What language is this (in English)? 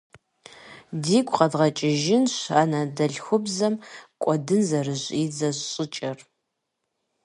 Kabardian